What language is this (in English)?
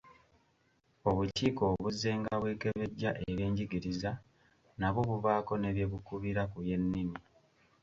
Ganda